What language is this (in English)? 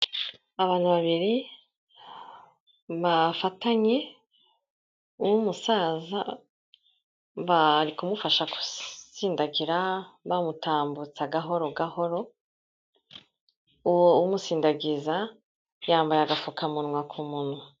Kinyarwanda